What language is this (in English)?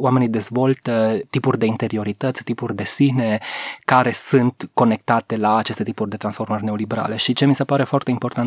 Romanian